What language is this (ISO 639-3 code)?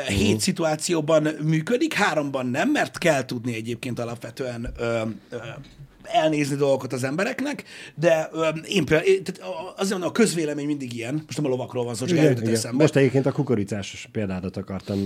hun